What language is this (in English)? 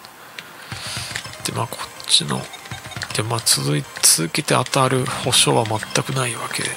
Japanese